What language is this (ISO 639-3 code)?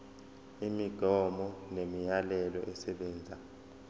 zul